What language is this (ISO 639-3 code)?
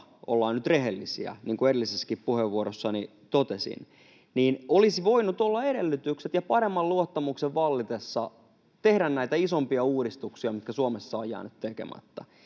fin